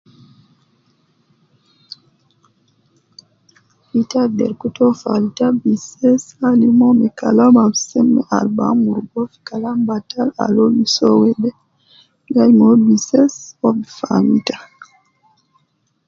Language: Nubi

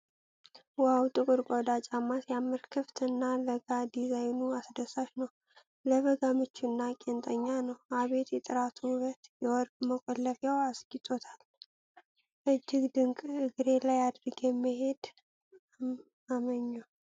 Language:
Amharic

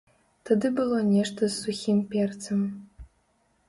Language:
Belarusian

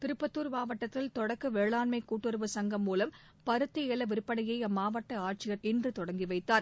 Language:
Tamil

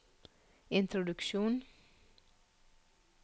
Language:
Norwegian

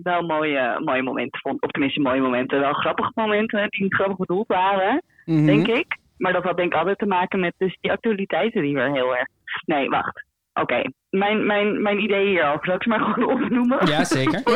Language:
Dutch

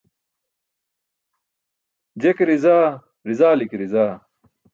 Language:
Burushaski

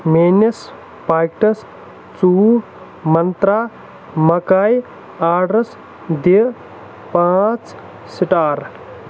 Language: Kashmiri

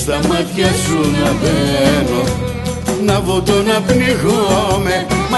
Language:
Greek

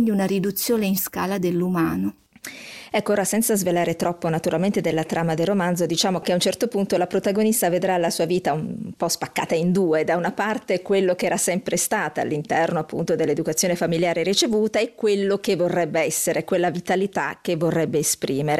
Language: Italian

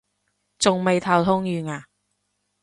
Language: Cantonese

